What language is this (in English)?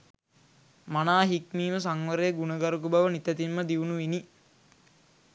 Sinhala